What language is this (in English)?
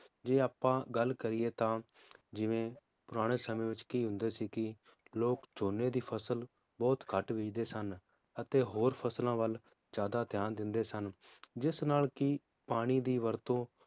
Punjabi